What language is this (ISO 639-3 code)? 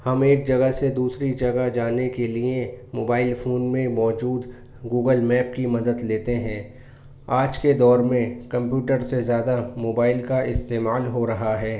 urd